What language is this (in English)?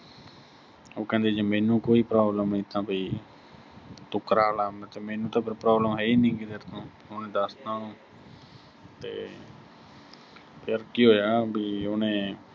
Punjabi